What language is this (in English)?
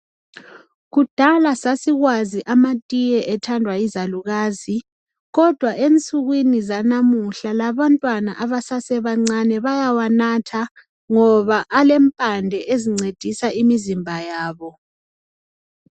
North Ndebele